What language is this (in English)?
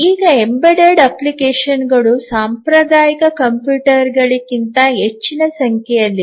Kannada